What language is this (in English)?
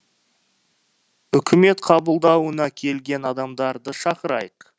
Kazakh